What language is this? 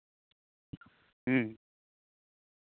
Santali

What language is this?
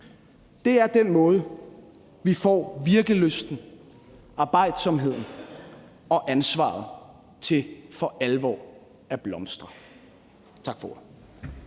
Danish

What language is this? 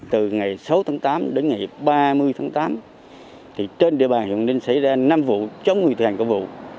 Vietnamese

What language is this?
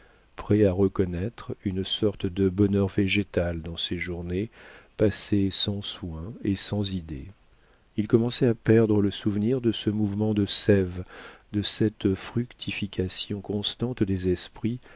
French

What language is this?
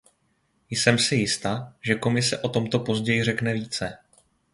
Czech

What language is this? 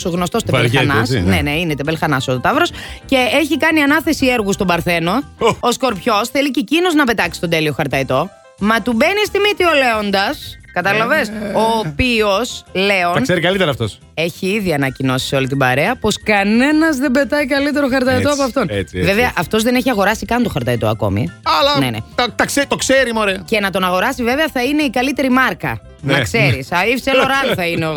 Greek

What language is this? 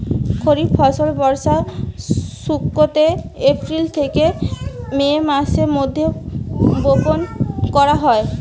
Bangla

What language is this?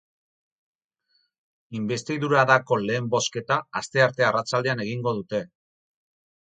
Basque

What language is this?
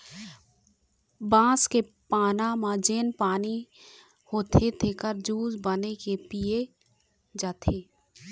Chhattisgarhi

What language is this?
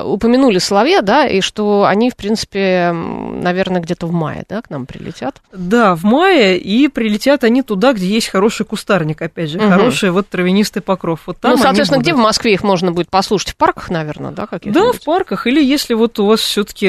Russian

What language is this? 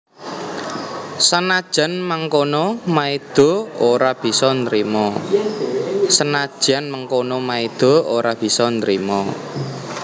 Javanese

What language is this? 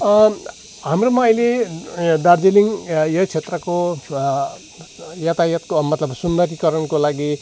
Nepali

